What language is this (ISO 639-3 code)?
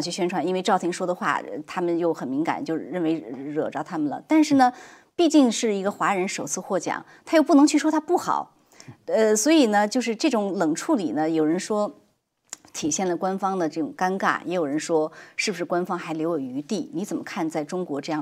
zho